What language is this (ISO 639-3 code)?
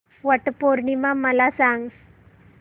mar